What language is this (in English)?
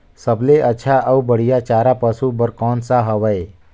Chhattisgarhi